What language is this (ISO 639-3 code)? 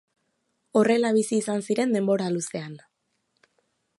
eus